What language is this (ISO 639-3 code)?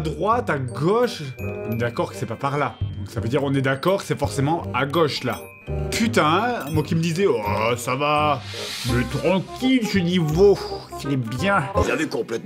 fra